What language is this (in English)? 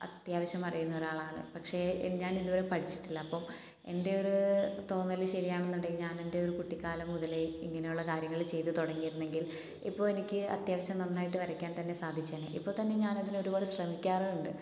Malayalam